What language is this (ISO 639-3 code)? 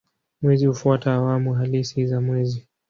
swa